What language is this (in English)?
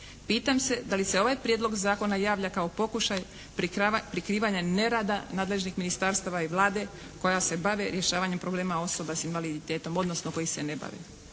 Croatian